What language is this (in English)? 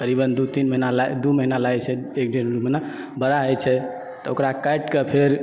Maithili